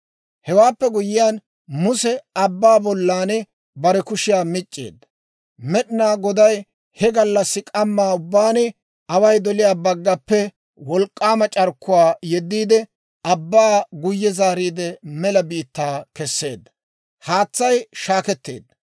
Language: Dawro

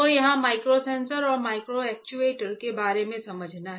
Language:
Hindi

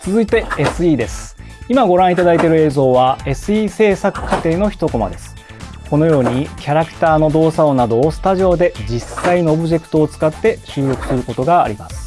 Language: Japanese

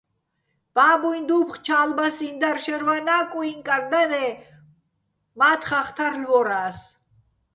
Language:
Bats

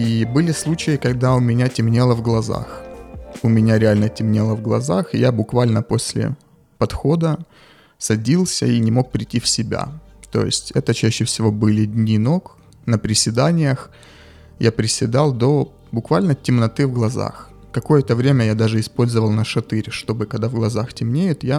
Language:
Ukrainian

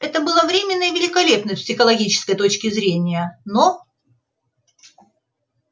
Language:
Russian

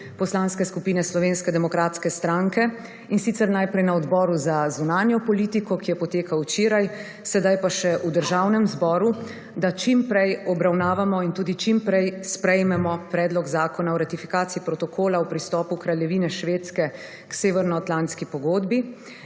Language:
Slovenian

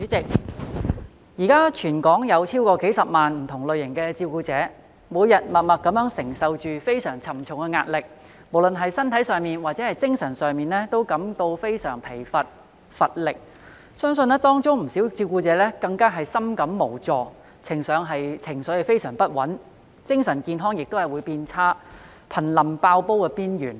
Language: Cantonese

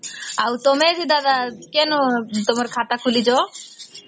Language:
Odia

